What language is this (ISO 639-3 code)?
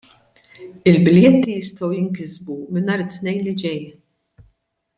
mlt